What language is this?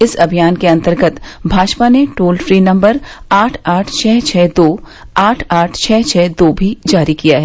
Hindi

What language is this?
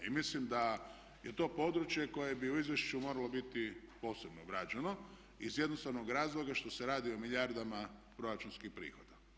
Croatian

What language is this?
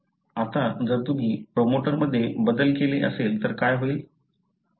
Marathi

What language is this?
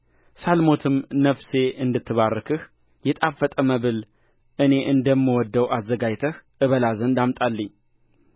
Amharic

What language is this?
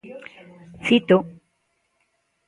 Galician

